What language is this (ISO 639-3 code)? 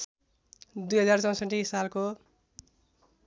nep